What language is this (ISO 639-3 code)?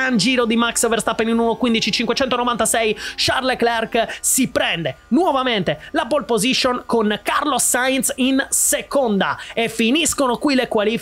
ita